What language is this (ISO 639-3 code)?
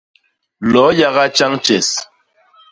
bas